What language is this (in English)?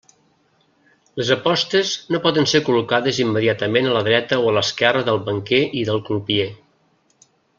Catalan